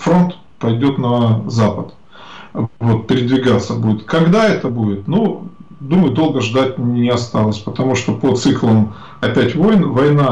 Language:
Russian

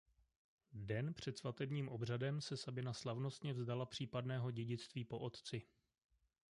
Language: Czech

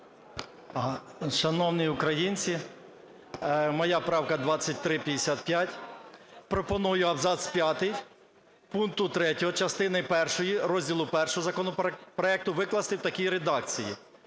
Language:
Ukrainian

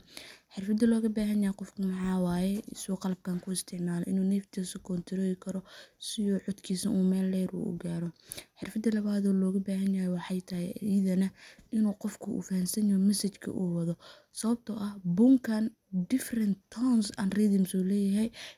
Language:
Somali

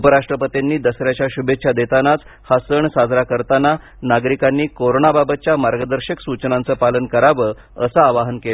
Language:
Marathi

